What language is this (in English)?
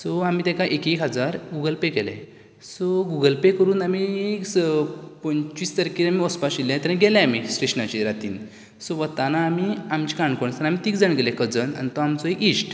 Konkani